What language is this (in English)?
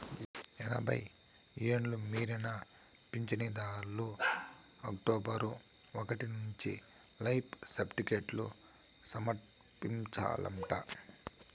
Telugu